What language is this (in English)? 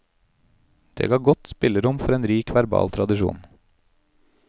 Norwegian